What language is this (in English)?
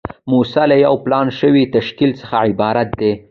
Pashto